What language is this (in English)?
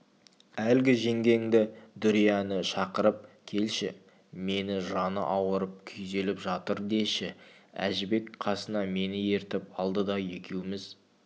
Kazakh